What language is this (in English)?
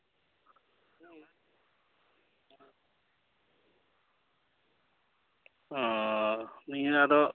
Santali